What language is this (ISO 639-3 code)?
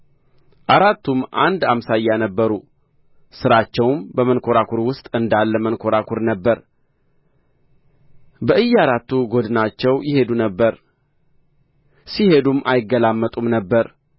amh